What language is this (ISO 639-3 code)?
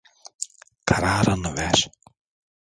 tur